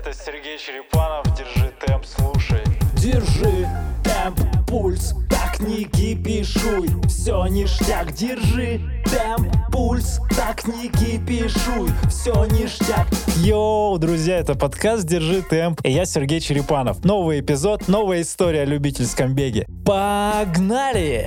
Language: Russian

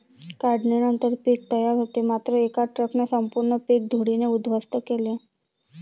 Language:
Marathi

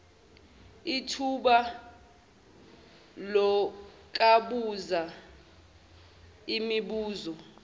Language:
Zulu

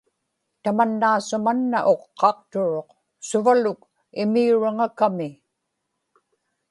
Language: Inupiaq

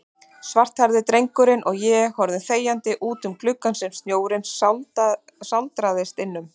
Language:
Icelandic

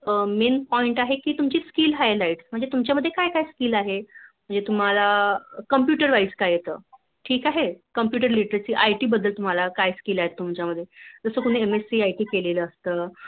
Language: Marathi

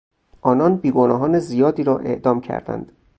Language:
Persian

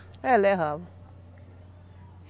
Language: Portuguese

